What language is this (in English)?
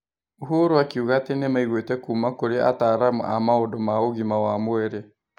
Kikuyu